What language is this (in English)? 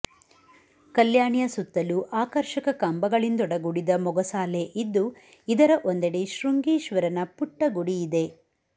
Kannada